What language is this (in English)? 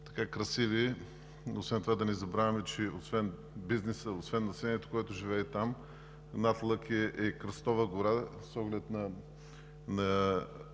Bulgarian